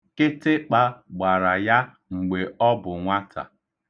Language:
Igbo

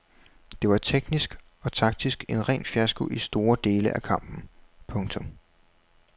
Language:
Danish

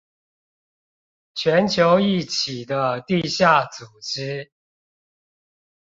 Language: Chinese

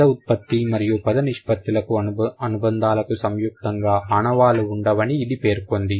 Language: Telugu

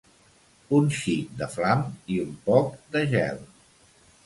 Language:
Catalan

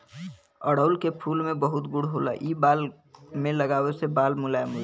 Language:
Bhojpuri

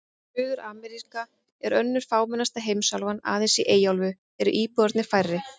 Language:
Icelandic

